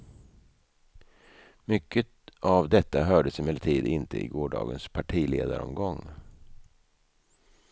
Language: Swedish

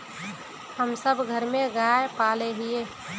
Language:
Magahi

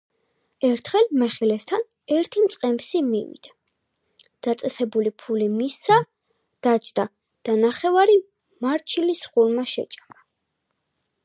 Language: Georgian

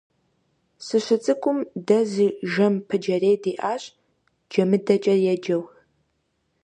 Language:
Kabardian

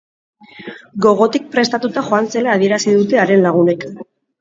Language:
Basque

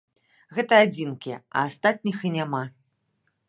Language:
Belarusian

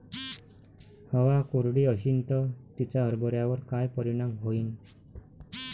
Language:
Marathi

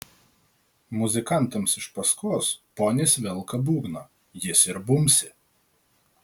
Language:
Lithuanian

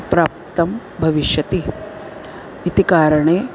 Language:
Sanskrit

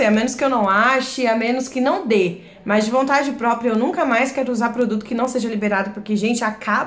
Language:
Portuguese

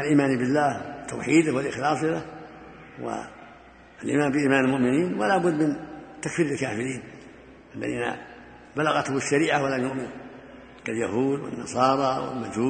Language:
Arabic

